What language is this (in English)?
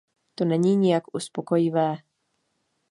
Czech